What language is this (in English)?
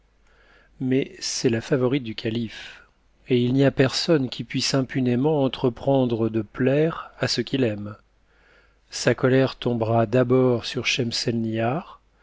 French